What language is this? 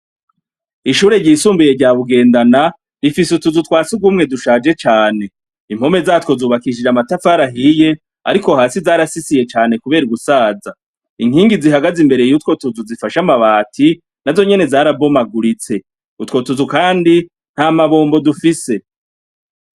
Rundi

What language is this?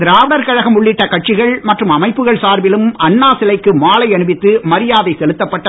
Tamil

